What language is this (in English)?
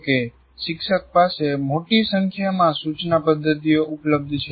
Gujarati